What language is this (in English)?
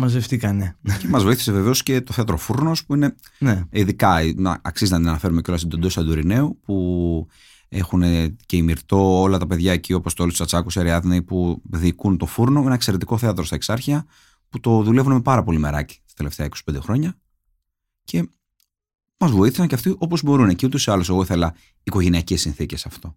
Greek